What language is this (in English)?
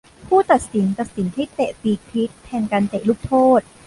Thai